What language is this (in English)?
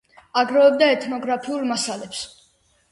Georgian